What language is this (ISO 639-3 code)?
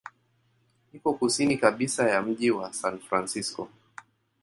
swa